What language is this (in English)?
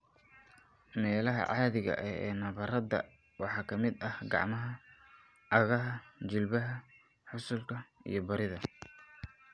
Somali